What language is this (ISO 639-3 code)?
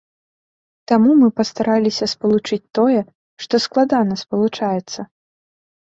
bel